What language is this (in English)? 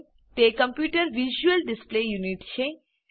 Gujarati